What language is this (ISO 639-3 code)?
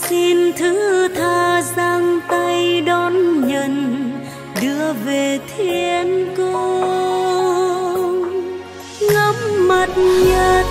vie